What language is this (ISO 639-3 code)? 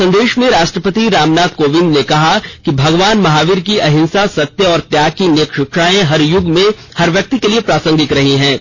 hin